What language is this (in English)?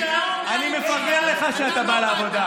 Hebrew